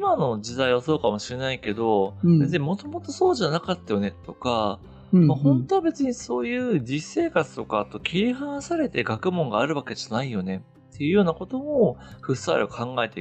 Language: Japanese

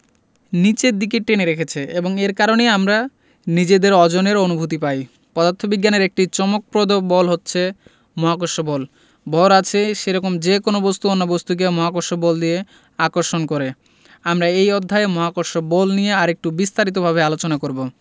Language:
Bangla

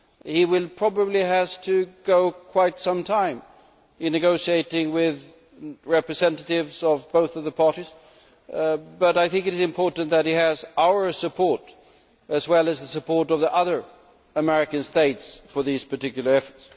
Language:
English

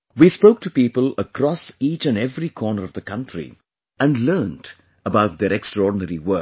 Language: English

